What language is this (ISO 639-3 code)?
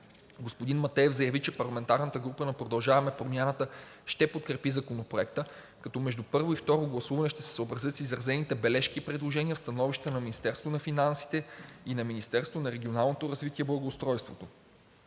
bul